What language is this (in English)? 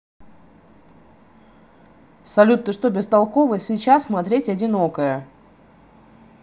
Russian